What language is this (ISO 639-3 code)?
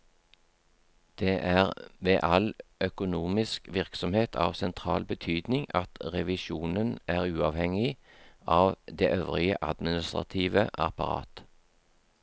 nor